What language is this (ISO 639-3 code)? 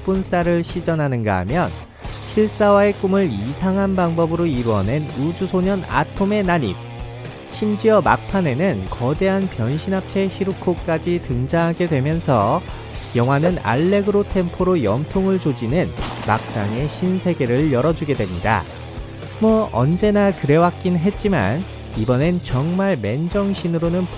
kor